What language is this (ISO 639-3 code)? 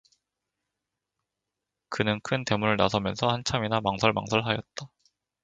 kor